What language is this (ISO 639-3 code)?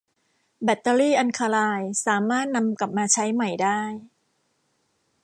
tha